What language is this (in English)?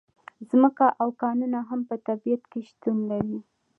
Pashto